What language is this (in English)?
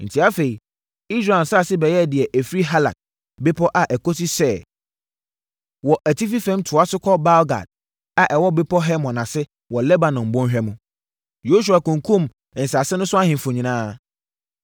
Akan